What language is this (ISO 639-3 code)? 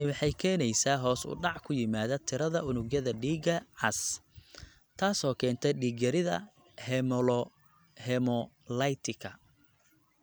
som